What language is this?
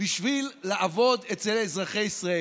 Hebrew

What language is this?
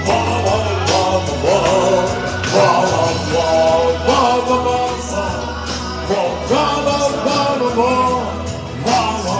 Italian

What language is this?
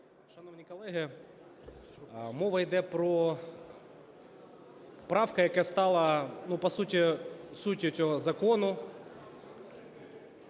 Ukrainian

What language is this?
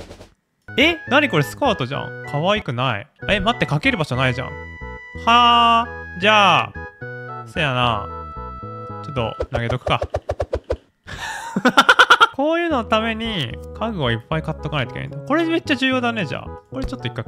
Japanese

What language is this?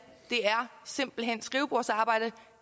Danish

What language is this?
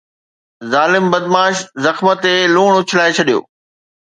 Sindhi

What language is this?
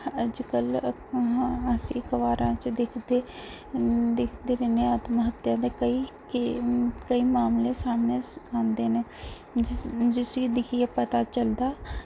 Dogri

